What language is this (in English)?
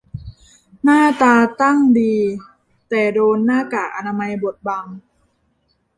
Thai